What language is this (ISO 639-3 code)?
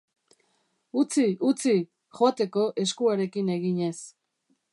eus